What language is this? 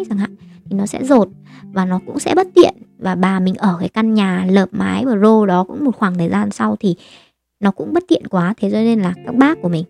Vietnamese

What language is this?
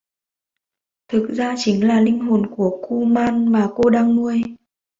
Vietnamese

